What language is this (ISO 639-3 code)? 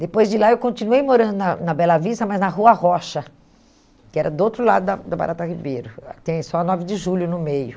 por